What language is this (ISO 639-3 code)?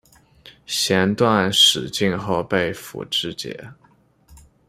zho